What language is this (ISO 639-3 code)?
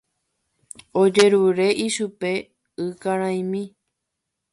grn